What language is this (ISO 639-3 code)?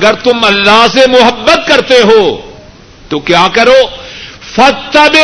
urd